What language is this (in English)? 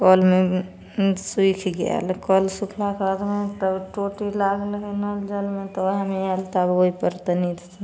Maithili